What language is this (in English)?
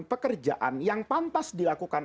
Indonesian